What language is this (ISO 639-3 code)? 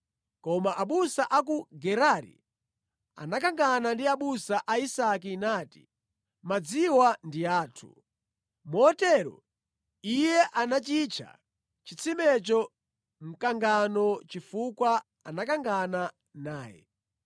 nya